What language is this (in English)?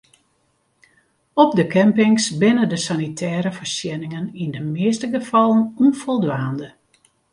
Western Frisian